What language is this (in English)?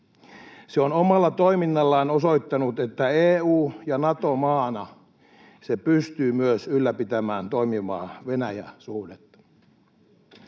Finnish